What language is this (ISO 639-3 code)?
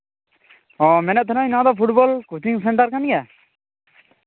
sat